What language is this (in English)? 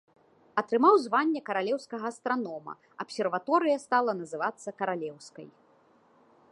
Belarusian